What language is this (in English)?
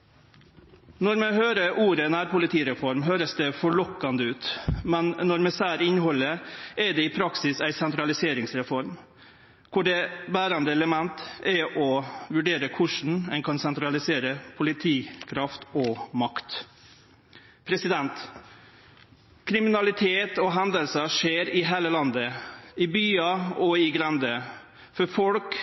Norwegian Nynorsk